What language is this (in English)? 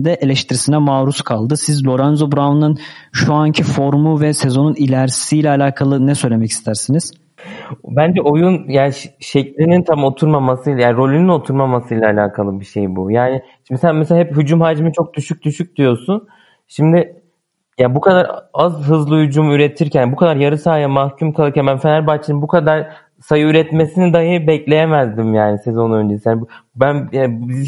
Turkish